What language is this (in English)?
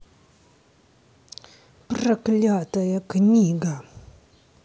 Russian